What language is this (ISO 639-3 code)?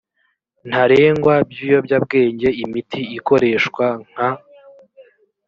kin